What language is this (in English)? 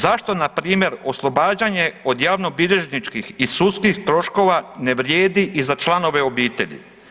Croatian